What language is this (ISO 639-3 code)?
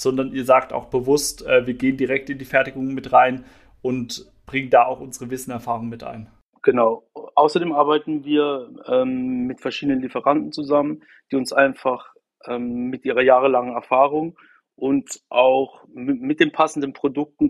deu